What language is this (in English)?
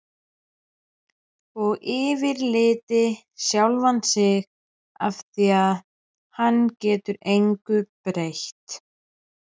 Icelandic